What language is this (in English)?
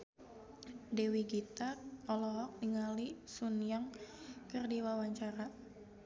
Sundanese